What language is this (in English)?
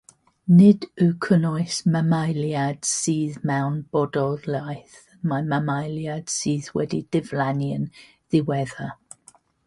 Welsh